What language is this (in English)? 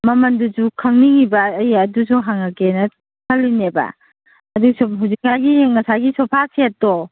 Manipuri